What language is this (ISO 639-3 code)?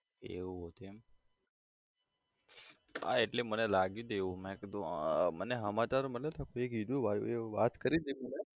guj